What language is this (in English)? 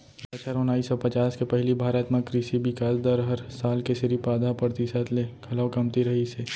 Chhattisgarhi